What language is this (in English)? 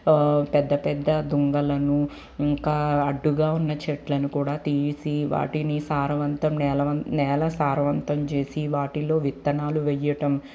Telugu